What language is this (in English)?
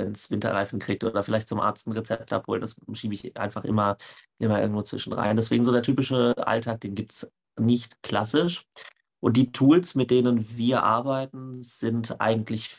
German